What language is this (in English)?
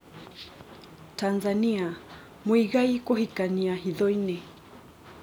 Kikuyu